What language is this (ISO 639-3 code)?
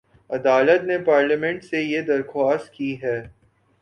urd